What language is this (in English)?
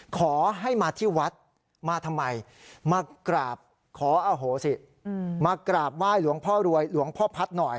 Thai